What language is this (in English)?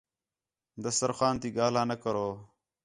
Khetrani